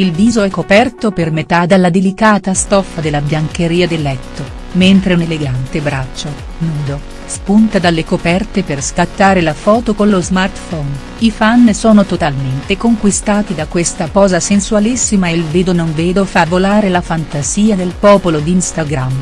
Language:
Italian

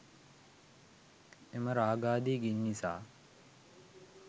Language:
Sinhala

